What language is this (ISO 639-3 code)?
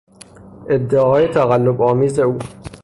fas